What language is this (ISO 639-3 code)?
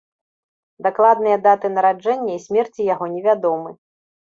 bel